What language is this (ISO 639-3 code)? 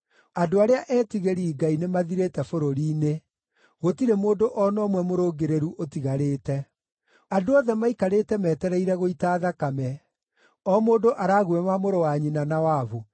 kik